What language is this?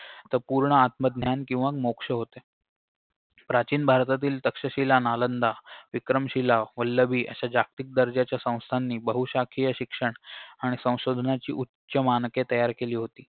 Marathi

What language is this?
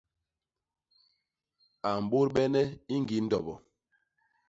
Basaa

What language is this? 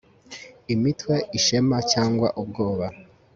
Kinyarwanda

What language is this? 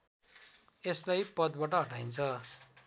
Nepali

